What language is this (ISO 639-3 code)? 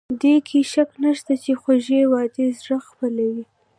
pus